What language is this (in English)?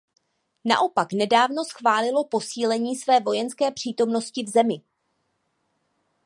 Czech